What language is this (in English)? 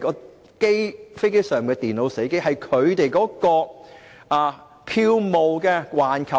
Cantonese